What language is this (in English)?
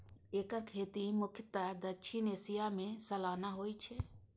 Maithili